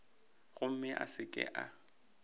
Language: Northern Sotho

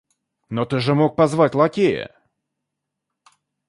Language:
Russian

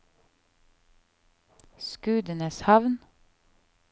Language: Norwegian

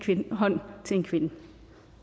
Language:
Danish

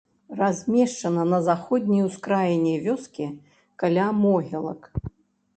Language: Belarusian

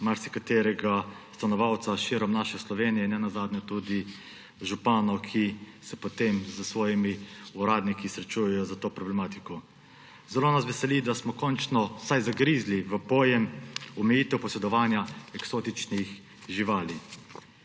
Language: Slovenian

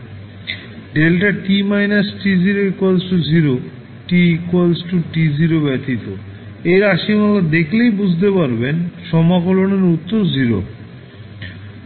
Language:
Bangla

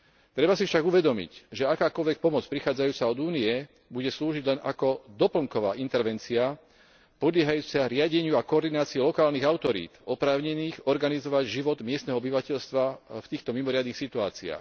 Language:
Slovak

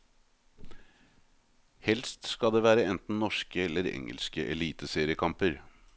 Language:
Norwegian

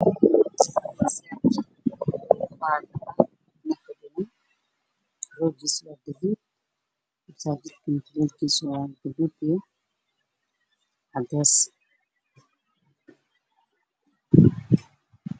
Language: Somali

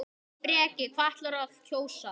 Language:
Icelandic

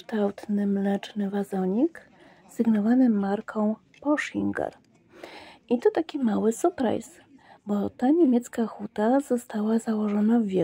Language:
Polish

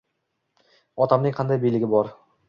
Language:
Uzbek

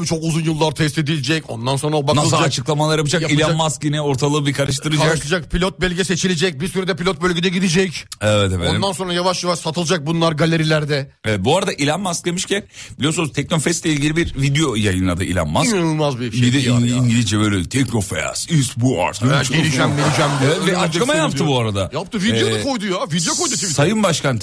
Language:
Turkish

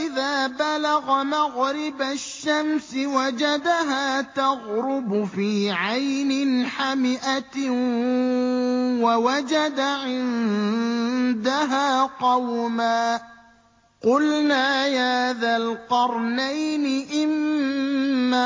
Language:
Arabic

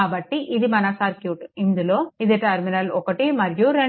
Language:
Telugu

